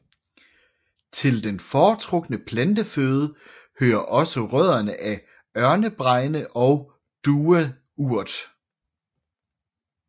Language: Danish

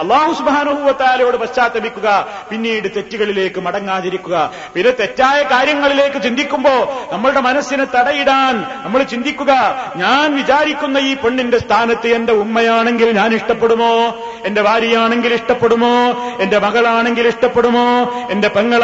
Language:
Malayalam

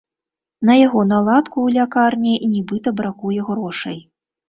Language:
Belarusian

